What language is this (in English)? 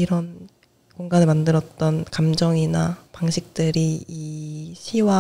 Korean